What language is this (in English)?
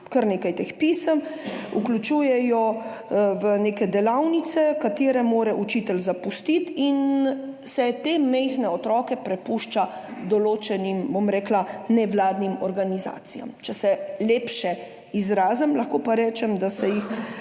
Slovenian